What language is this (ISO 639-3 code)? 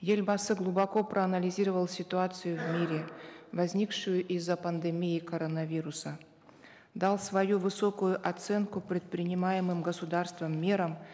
kaz